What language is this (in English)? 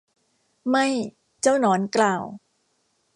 Thai